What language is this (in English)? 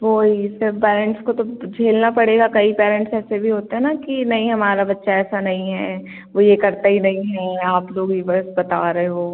Hindi